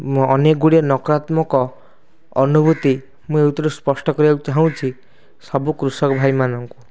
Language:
Odia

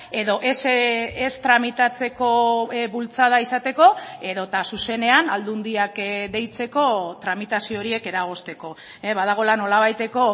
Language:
Basque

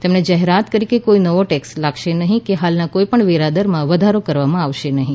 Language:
Gujarati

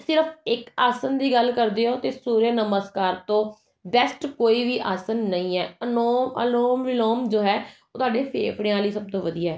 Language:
Punjabi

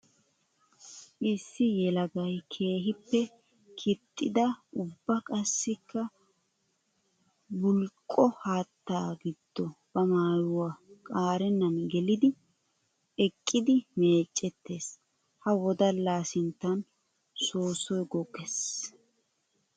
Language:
Wolaytta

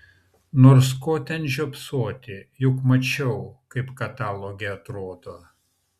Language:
Lithuanian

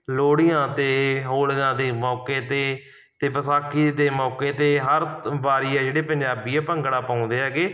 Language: Punjabi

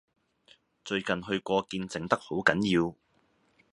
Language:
Cantonese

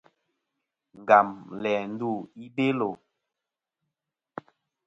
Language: Kom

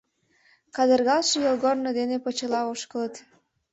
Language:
Mari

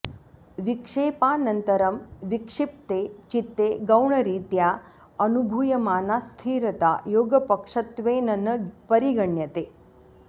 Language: Sanskrit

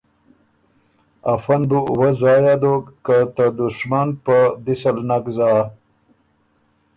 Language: Ormuri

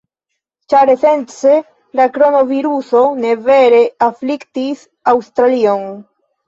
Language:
Esperanto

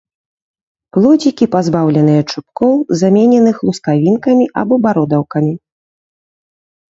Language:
Belarusian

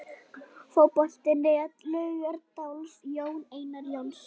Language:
Icelandic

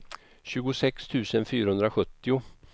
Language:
Swedish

